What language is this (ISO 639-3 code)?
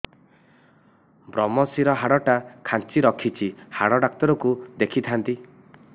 ori